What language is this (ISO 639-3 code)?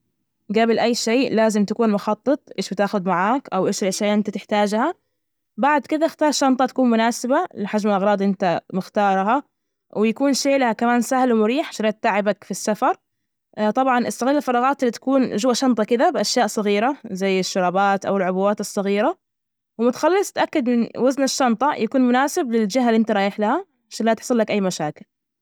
ars